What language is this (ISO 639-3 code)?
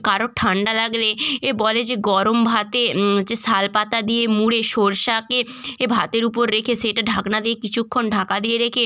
ben